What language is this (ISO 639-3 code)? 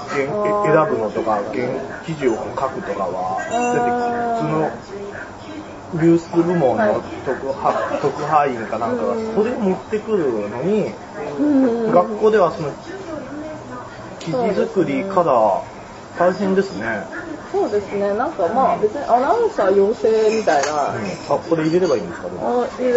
jpn